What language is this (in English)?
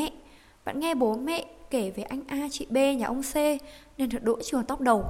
Vietnamese